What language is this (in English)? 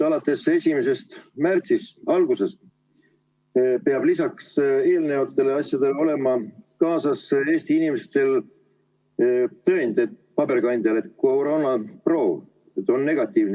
Estonian